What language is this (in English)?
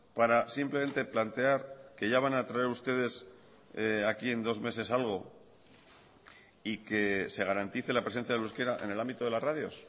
Spanish